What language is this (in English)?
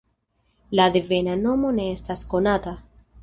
Esperanto